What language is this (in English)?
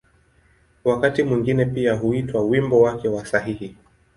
Swahili